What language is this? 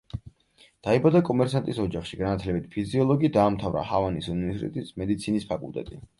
Georgian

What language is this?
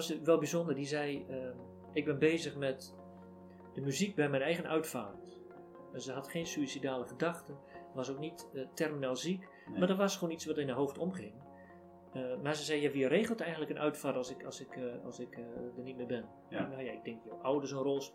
Dutch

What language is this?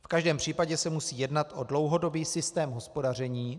Czech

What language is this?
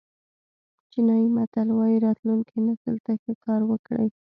Pashto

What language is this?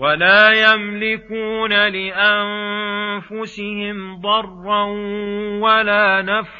Arabic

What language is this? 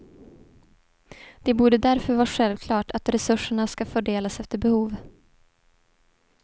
Swedish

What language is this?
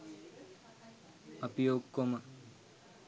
Sinhala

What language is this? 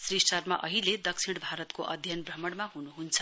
Nepali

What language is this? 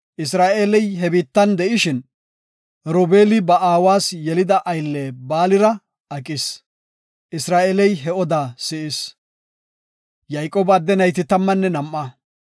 Gofa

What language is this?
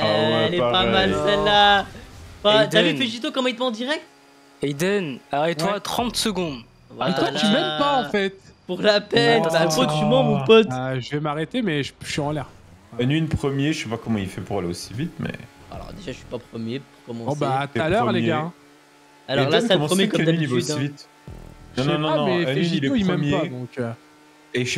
French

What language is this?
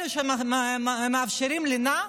Hebrew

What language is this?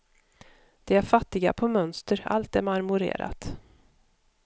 Swedish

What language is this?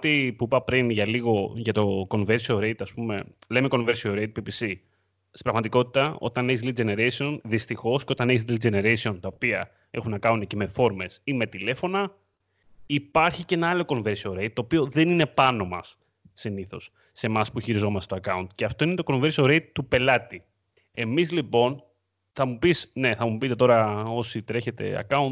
Greek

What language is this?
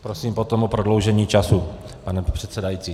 Czech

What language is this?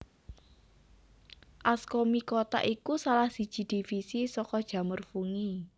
Javanese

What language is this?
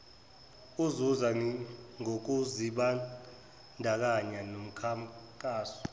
Zulu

